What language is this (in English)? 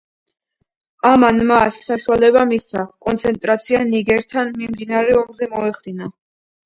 Georgian